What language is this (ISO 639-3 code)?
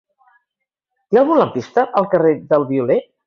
cat